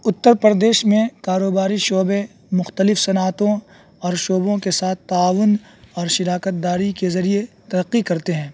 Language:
Urdu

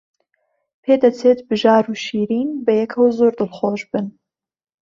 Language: Central Kurdish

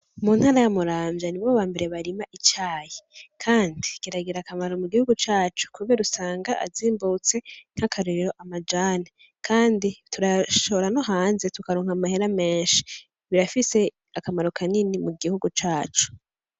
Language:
Rundi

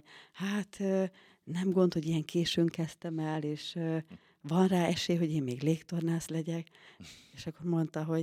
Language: Hungarian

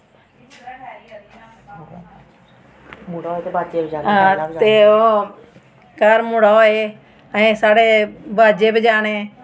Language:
Dogri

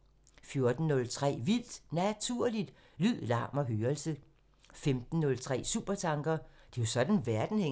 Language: Danish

